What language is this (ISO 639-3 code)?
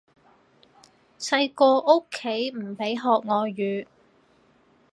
yue